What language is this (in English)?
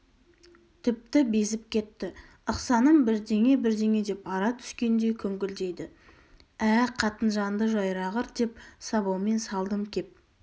Kazakh